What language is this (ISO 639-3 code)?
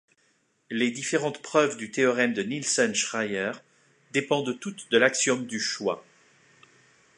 fra